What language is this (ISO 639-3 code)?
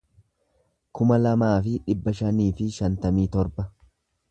orm